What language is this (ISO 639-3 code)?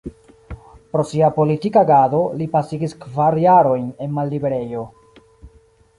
epo